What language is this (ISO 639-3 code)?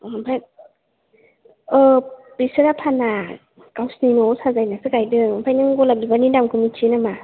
brx